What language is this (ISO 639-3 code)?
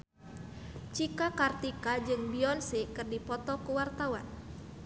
sun